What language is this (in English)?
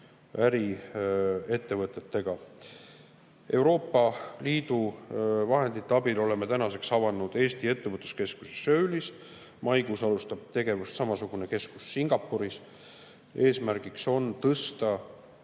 Estonian